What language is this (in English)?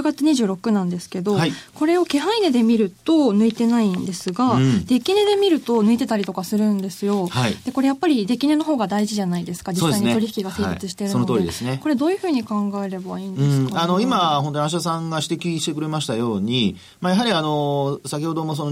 Japanese